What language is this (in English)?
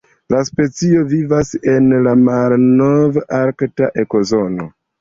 Esperanto